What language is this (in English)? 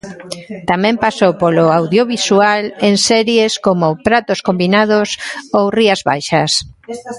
Galician